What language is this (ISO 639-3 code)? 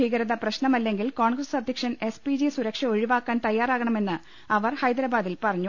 mal